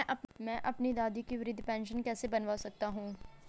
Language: Hindi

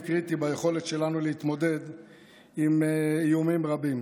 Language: Hebrew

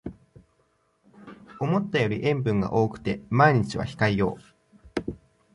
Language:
Japanese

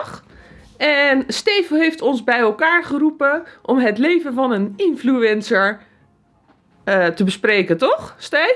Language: Dutch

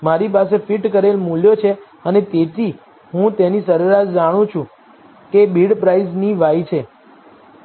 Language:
Gujarati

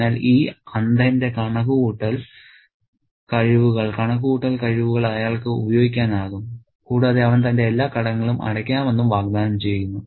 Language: Malayalam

